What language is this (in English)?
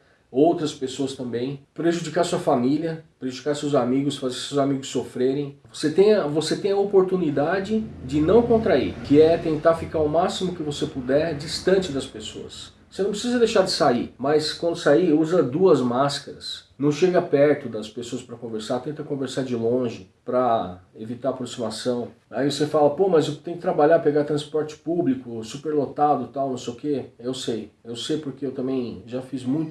Portuguese